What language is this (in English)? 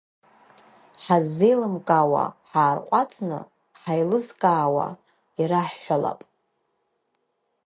Abkhazian